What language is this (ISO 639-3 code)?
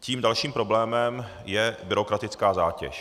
ces